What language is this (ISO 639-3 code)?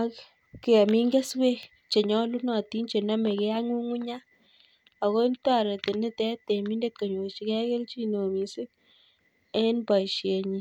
kln